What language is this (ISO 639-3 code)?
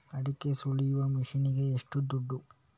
kan